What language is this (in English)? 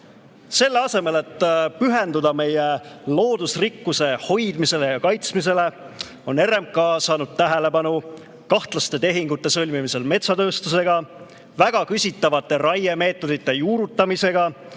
Estonian